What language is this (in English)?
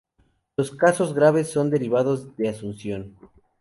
Spanish